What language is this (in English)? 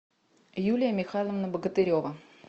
Russian